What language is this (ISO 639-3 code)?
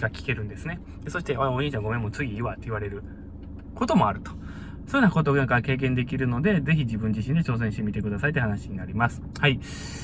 jpn